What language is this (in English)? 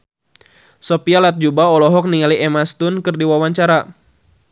Sundanese